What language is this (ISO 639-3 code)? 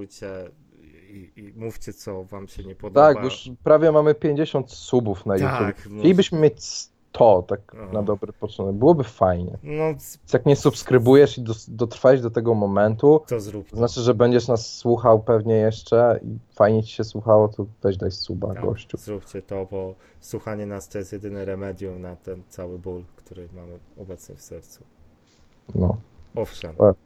pol